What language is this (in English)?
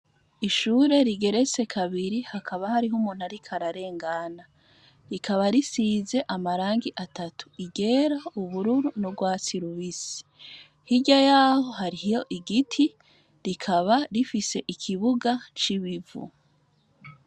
Rundi